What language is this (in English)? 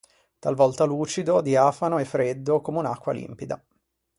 Italian